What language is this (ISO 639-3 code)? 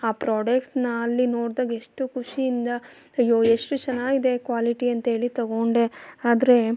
kan